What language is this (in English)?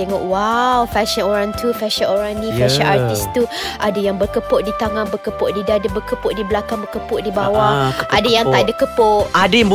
Malay